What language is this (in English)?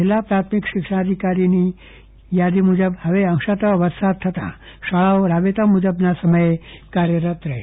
Gujarati